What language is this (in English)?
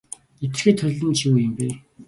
Mongolian